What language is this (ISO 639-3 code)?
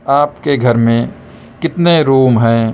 urd